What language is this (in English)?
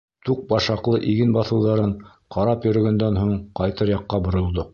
Bashkir